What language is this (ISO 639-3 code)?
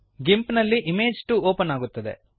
kan